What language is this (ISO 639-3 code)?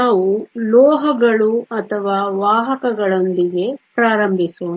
kan